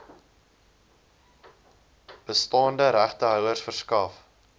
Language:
Afrikaans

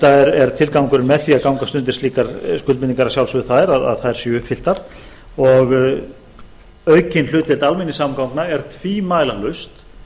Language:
Icelandic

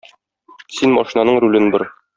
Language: Tatar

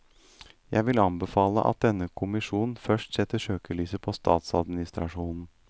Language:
Norwegian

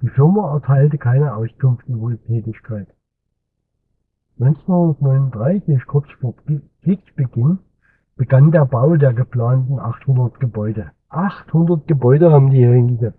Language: German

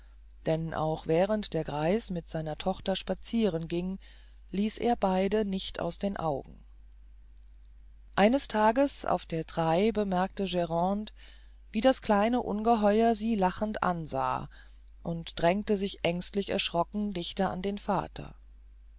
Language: German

